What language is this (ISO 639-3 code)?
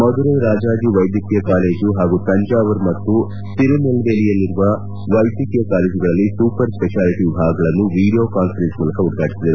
kan